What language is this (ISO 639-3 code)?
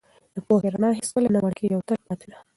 pus